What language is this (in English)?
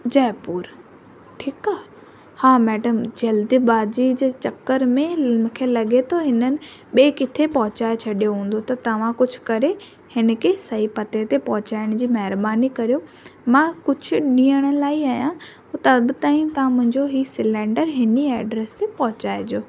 Sindhi